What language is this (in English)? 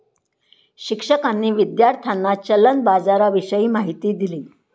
Marathi